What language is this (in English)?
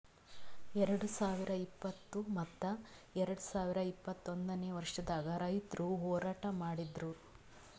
Kannada